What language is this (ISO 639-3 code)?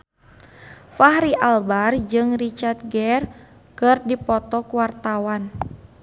sun